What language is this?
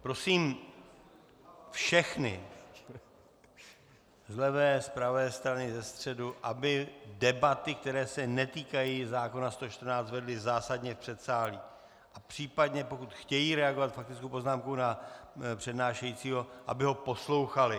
Czech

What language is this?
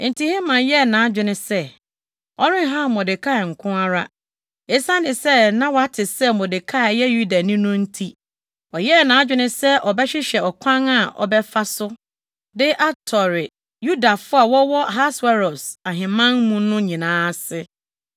Akan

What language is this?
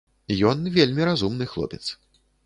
Belarusian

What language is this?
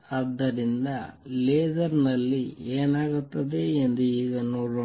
Kannada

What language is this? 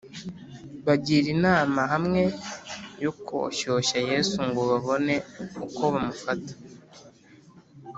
Kinyarwanda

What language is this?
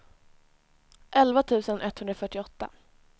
Swedish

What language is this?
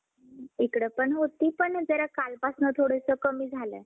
Marathi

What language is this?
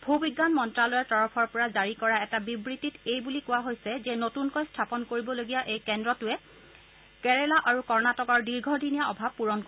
Assamese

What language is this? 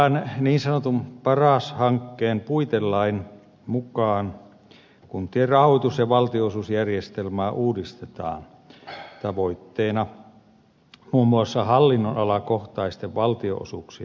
Finnish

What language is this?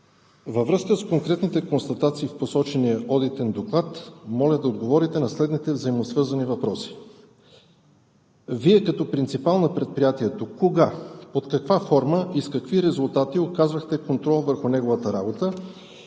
Bulgarian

